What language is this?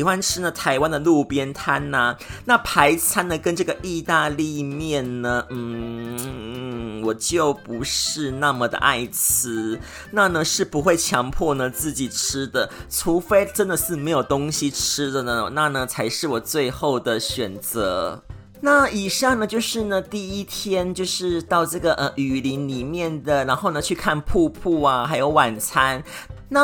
Chinese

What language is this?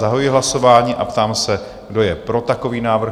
Czech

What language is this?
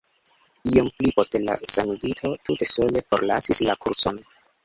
Esperanto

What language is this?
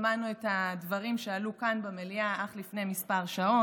Hebrew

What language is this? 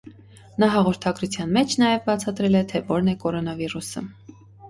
Armenian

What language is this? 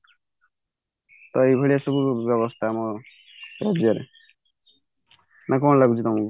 Odia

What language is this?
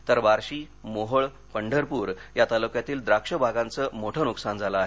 Marathi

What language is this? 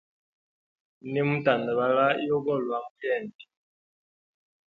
Hemba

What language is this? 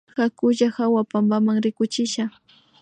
Imbabura Highland Quichua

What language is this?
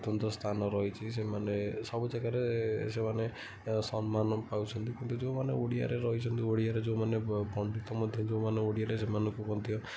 Odia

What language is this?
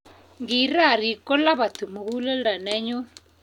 Kalenjin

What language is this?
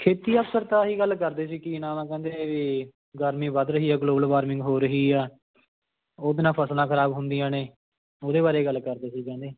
Punjabi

